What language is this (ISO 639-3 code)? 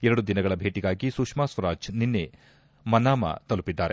kan